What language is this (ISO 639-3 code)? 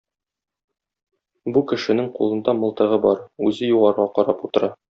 tat